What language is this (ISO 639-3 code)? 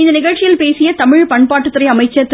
tam